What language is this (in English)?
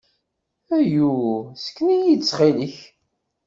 Kabyle